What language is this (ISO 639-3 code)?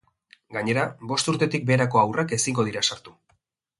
eus